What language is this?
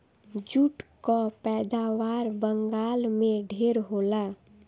Bhojpuri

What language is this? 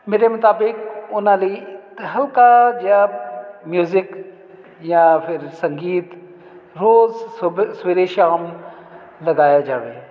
Punjabi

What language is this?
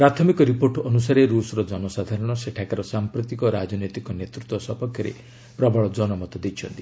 Odia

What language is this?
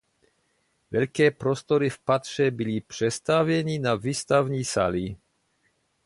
Czech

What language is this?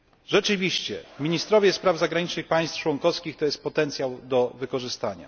Polish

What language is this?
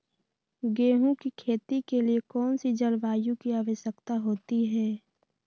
Magahi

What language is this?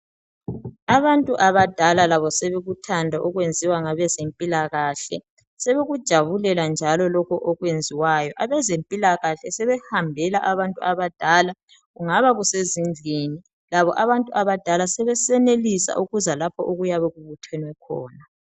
North Ndebele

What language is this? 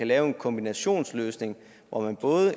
Danish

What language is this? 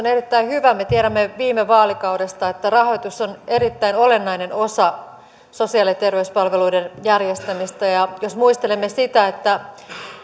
Finnish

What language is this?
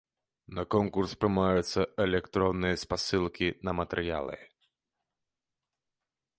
Belarusian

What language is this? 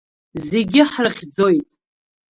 Abkhazian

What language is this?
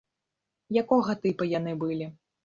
Belarusian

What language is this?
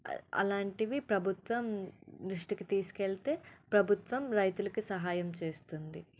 Telugu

